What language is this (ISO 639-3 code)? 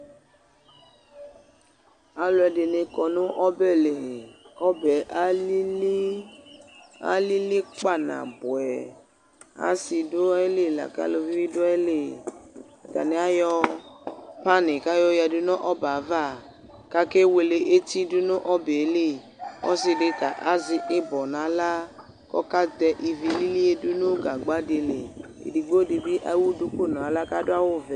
kpo